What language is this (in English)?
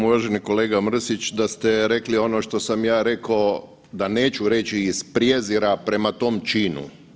Croatian